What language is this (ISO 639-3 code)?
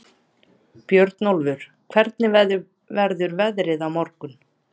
isl